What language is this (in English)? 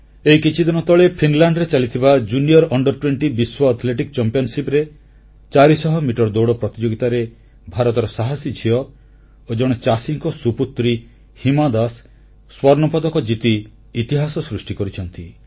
Odia